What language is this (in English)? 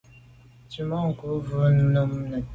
Medumba